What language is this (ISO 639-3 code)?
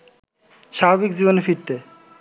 ben